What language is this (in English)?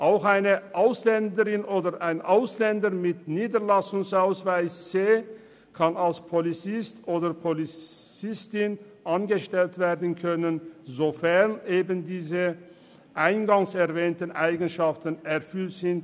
Swiss German